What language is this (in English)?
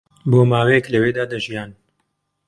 Central Kurdish